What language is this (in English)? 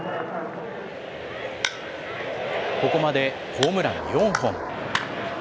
Japanese